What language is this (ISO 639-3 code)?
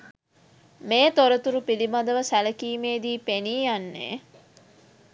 sin